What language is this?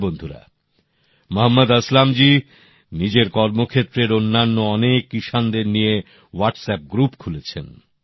Bangla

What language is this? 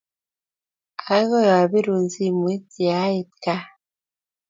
Kalenjin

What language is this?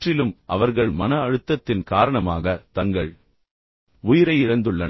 Tamil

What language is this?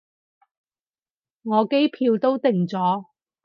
Cantonese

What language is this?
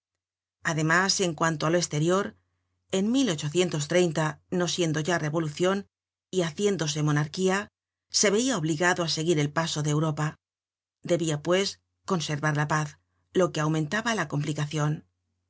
Spanish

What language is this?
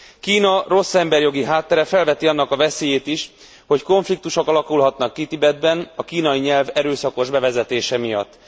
Hungarian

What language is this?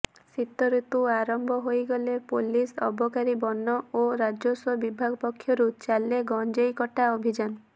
Odia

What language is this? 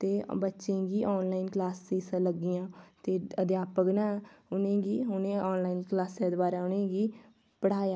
Dogri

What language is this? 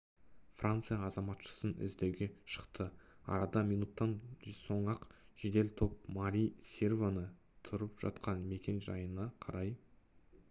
Kazakh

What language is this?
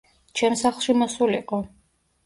Georgian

